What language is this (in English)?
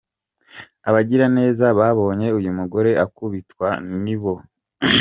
Kinyarwanda